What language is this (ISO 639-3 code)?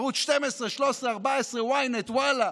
heb